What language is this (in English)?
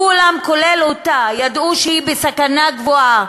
Hebrew